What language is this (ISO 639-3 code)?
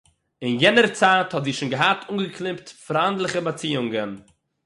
yid